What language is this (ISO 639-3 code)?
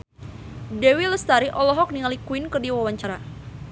sun